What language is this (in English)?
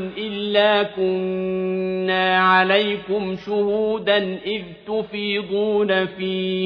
Arabic